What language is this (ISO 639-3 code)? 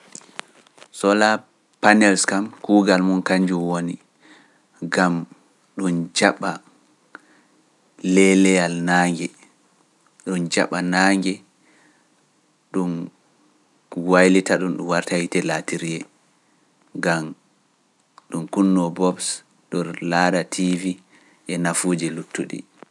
fuf